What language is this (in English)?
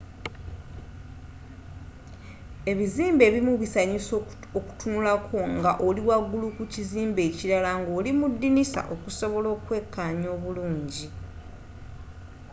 Ganda